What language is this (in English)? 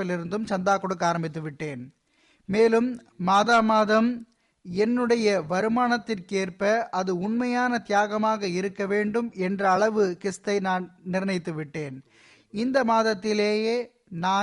Tamil